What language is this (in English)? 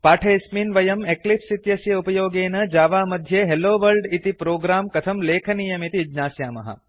Sanskrit